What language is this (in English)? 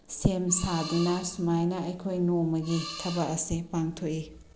Manipuri